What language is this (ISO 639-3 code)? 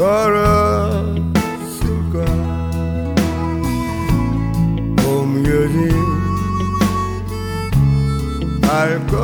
kor